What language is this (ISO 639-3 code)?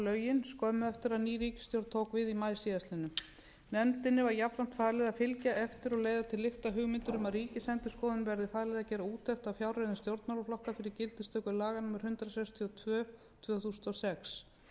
isl